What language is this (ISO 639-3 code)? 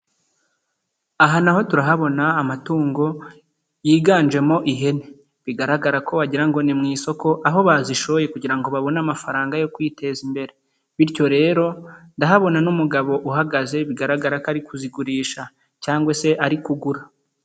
kin